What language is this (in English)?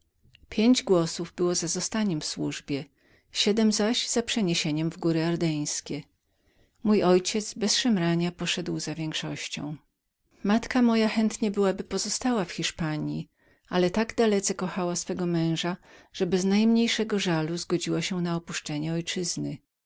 Polish